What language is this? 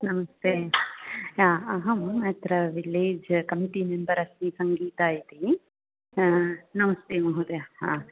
Sanskrit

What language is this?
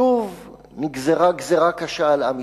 Hebrew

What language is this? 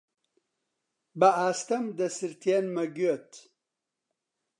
Central Kurdish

